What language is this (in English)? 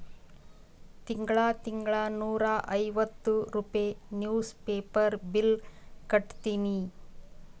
Kannada